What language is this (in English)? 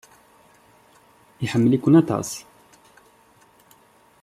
Kabyle